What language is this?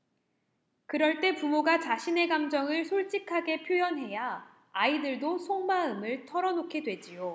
Korean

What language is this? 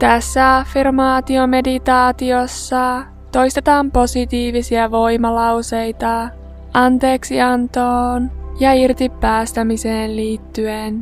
Finnish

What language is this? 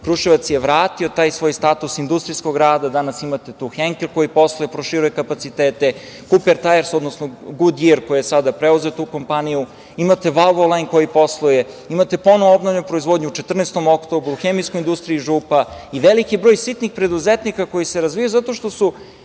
Serbian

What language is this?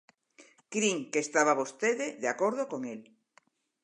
Galician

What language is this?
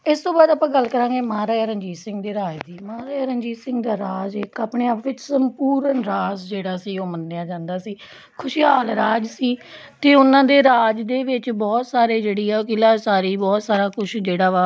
Punjabi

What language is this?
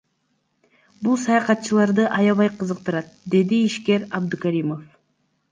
Kyrgyz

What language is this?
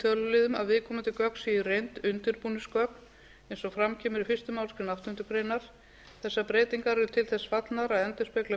Icelandic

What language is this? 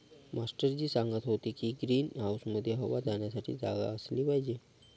Marathi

